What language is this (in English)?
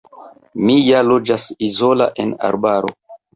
Esperanto